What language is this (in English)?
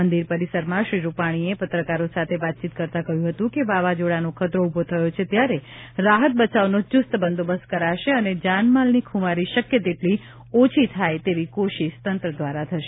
Gujarati